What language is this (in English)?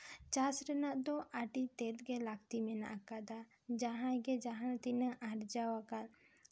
Santali